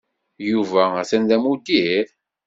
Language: Kabyle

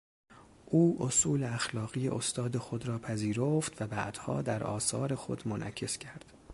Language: Persian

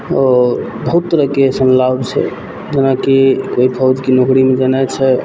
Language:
Maithili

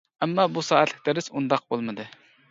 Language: Uyghur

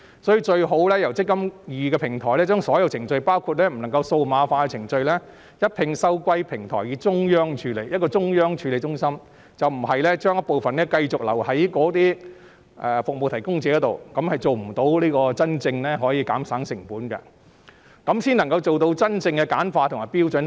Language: Cantonese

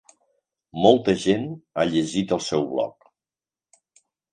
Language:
Catalan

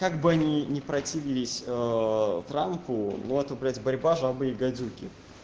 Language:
Russian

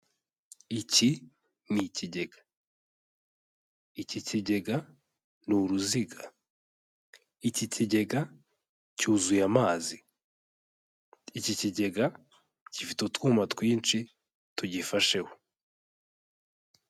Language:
Kinyarwanda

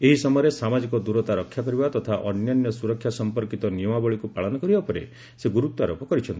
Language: Odia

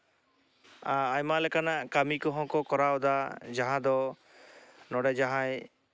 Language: Santali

